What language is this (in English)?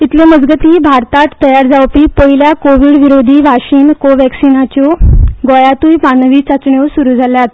Konkani